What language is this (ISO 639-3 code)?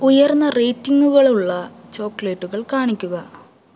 mal